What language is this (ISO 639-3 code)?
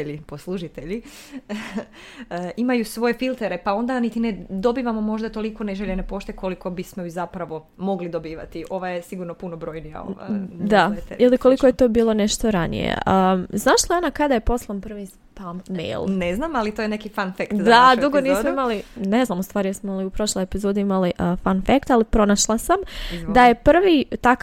hrv